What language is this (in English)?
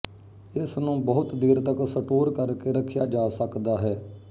Punjabi